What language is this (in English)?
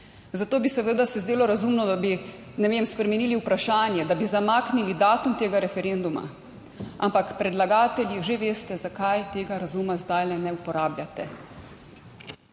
Slovenian